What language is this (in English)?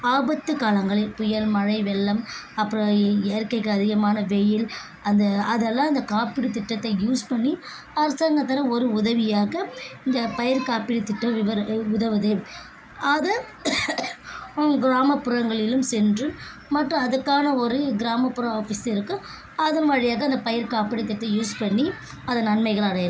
Tamil